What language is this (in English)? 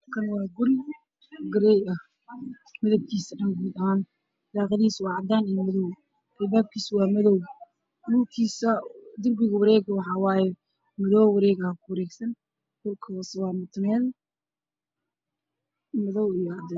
Somali